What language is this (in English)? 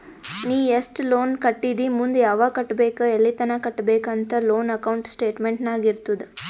Kannada